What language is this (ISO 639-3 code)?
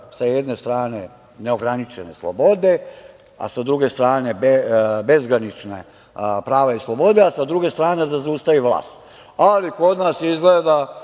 srp